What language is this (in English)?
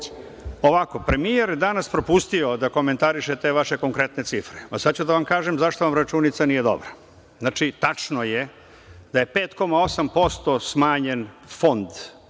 Serbian